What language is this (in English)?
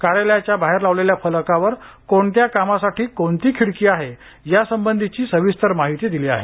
Marathi